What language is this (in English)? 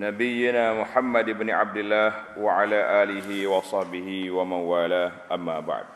Malay